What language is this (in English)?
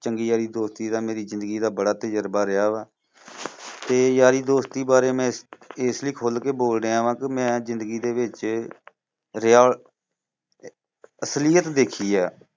Punjabi